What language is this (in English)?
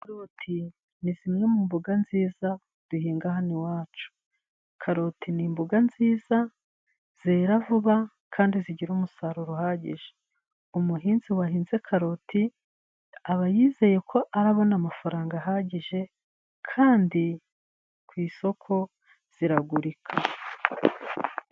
Kinyarwanda